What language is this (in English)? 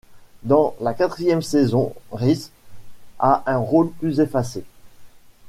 French